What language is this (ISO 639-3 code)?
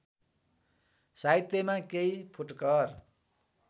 nep